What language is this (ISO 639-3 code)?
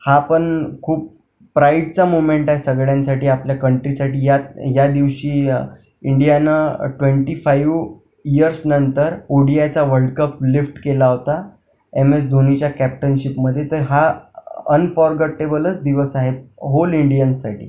mar